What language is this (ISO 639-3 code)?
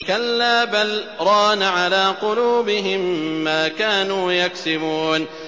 ara